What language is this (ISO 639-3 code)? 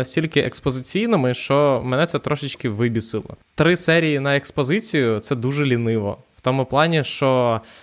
ukr